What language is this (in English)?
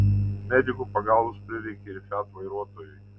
Lithuanian